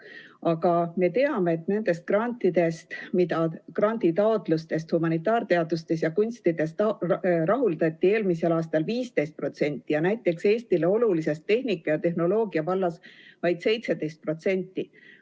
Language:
Estonian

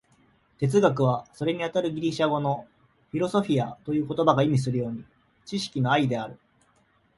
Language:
Japanese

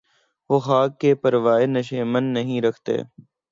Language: Urdu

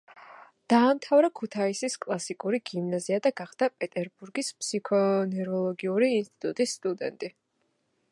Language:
Georgian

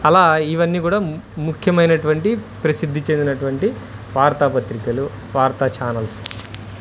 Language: Telugu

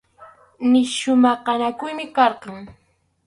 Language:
Arequipa-La Unión Quechua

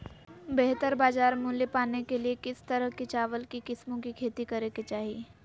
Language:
Magahi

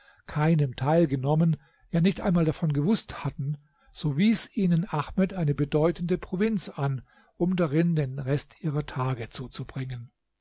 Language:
German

